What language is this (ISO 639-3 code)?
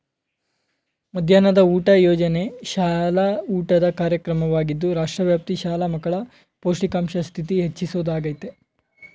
kan